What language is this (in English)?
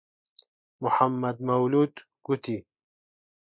Central Kurdish